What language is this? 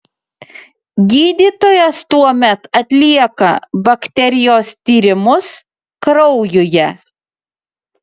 Lithuanian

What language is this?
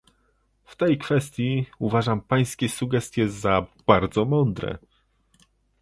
Polish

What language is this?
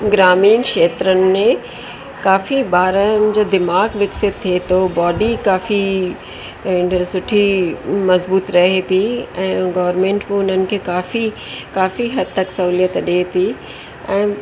Sindhi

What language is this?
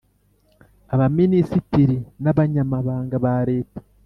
Kinyarwanda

